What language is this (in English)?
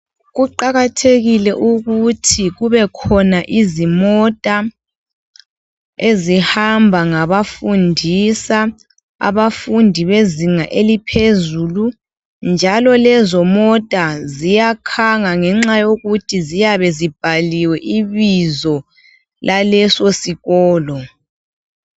North Ndebele